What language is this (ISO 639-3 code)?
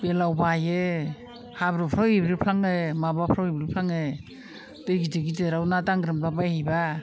brx